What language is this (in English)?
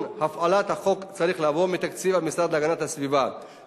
Hebrew